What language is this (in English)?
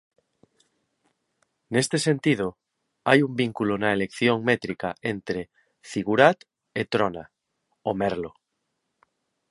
Galician